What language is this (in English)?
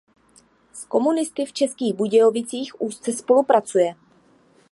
Czech